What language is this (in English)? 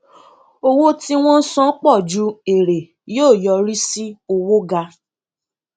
Yoruba